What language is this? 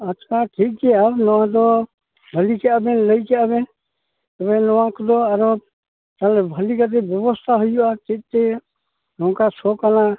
Santali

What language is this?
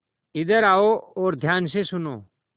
Hindi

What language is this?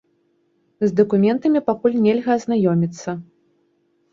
Belarusian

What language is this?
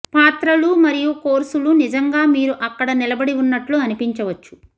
Telugu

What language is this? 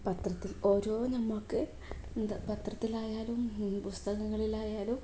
Malayalam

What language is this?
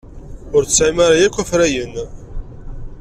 Kabyle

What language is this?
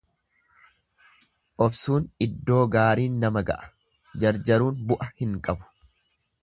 Oromo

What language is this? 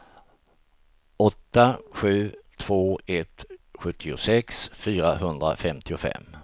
Swedish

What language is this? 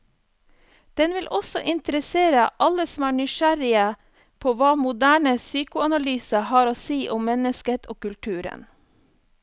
Norwegian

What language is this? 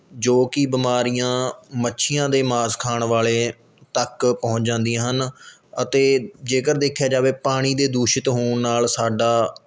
Punjabi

